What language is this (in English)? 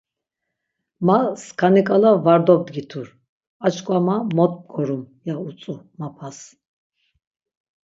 Laz